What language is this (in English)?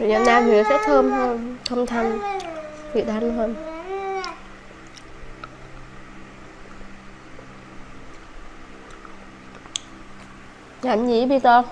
Vietnamese